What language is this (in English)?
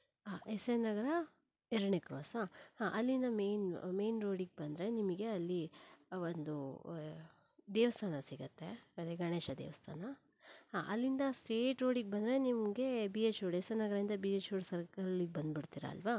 Kannada